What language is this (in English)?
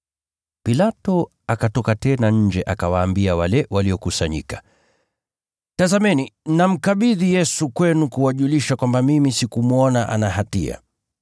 Swahili